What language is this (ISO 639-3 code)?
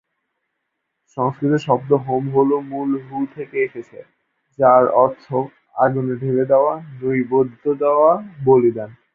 ben